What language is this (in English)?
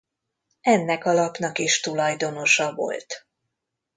Hungarian